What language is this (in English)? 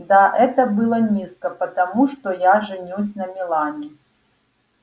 Russian